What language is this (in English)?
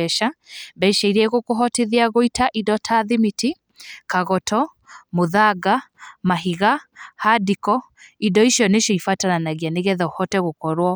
Kikuyu